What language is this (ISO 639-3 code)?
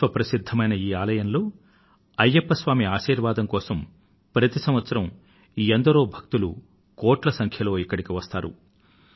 tel